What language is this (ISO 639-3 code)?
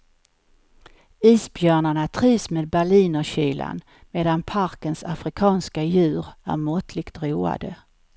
swe